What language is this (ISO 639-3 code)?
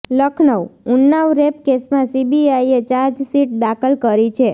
guj